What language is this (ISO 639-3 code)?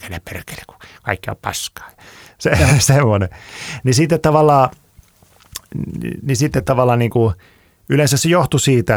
fin